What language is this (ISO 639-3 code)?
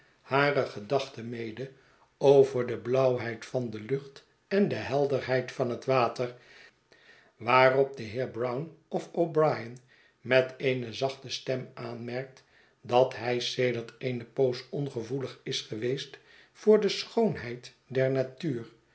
nld